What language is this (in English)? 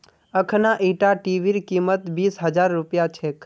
Magahi